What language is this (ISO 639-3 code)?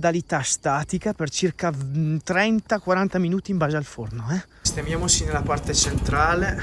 ita